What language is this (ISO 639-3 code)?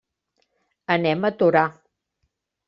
cat